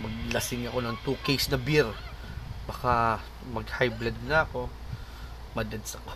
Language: Filipino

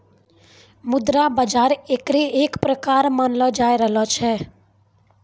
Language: Maithili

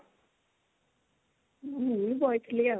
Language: Odia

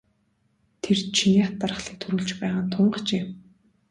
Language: Mongolian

